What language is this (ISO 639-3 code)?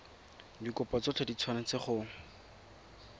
tsn